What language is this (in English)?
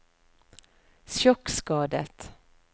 Norwegian